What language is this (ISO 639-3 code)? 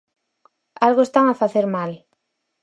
glg